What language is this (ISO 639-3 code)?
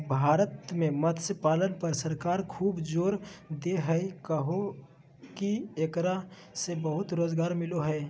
mag